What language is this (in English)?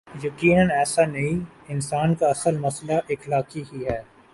Urdu